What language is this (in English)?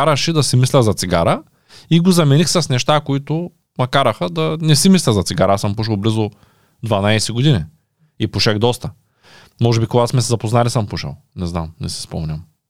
Bulgarian